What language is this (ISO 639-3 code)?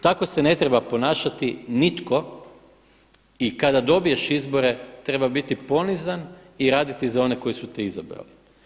hrv